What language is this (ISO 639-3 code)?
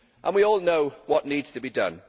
eng